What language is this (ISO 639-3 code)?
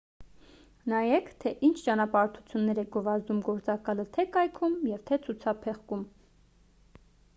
hye